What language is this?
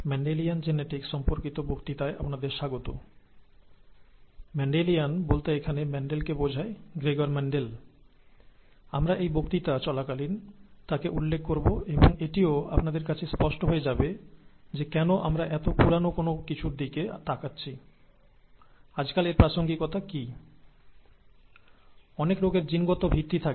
Bangla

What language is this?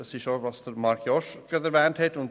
Swiss German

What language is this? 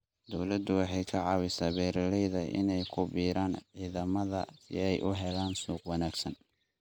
Somali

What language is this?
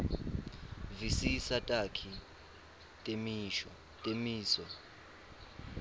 Swati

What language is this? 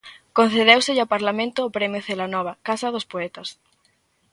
Galician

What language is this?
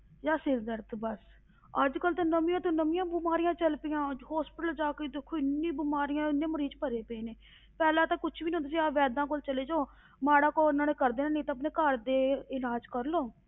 Punjabi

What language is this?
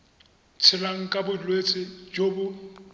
Tswana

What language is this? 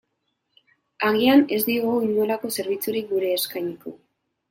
Basque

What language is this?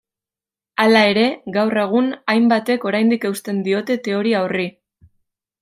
Basque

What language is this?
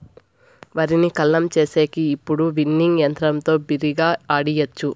Telugu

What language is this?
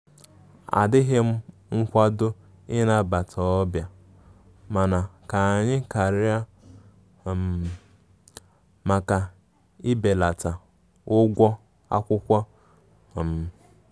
Igbo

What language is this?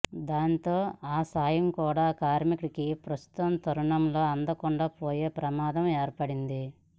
Telugu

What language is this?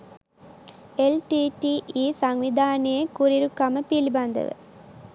Sinhala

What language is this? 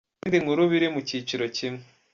Kinyarwanda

